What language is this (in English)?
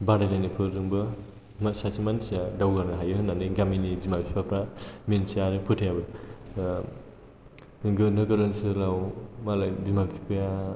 Bodo